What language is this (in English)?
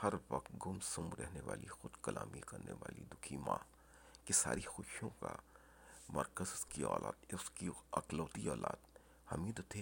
Urdu